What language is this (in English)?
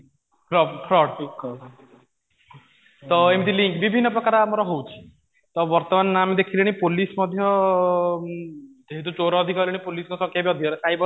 Odia